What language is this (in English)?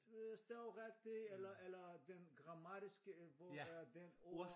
Danish